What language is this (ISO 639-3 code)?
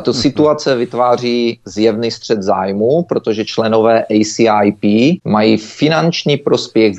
ces